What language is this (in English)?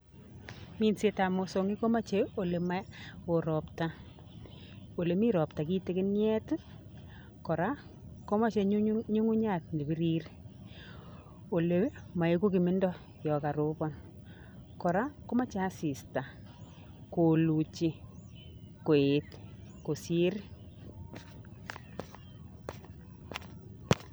Kalenjin